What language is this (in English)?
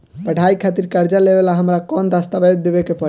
Bhojpuri